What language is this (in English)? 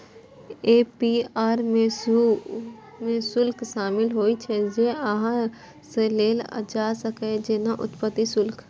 Maithili